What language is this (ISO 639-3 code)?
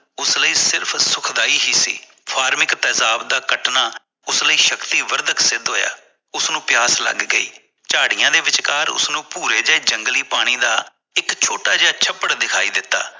pan